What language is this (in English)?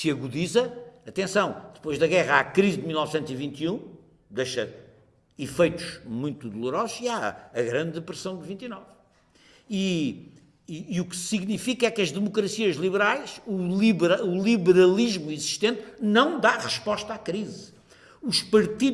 Portuguese